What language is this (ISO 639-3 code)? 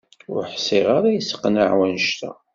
kab